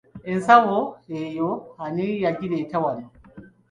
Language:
Ganda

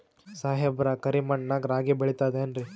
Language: Kannada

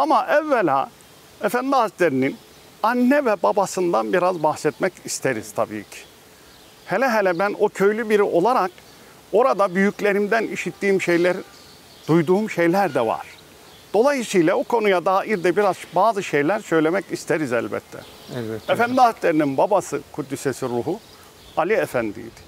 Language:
Turkish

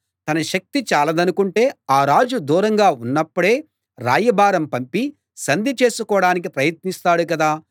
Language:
Telugu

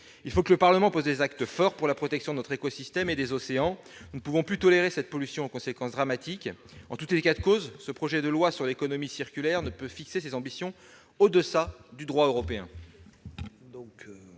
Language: French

